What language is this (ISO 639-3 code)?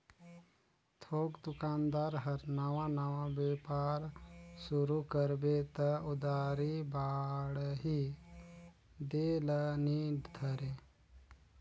hne